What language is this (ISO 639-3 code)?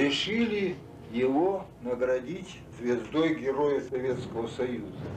rus